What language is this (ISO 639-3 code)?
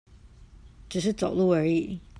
zho